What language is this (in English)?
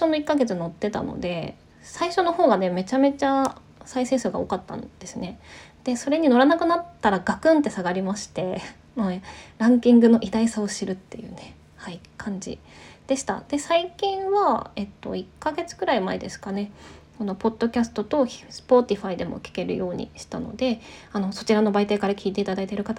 Japanese